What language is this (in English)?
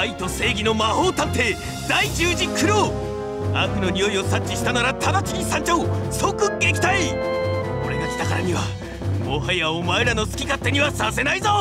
Japanese